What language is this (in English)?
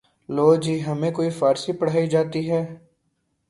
Urdu